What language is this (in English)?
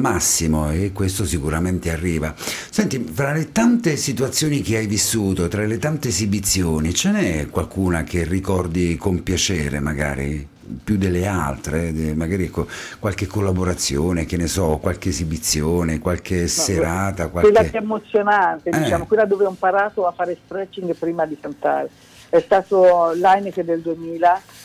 Italian